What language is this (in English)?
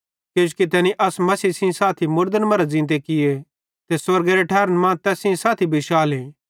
Bhadrawahi